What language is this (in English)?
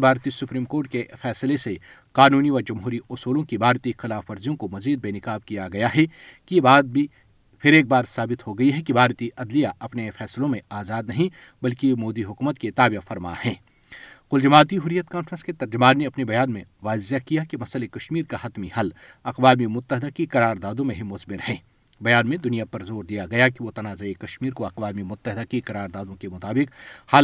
Urdu